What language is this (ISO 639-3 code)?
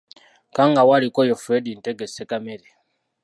lug